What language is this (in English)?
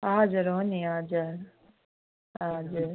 Nepali